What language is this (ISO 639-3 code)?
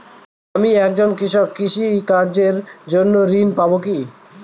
ben